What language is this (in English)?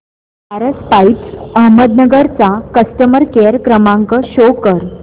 Marathi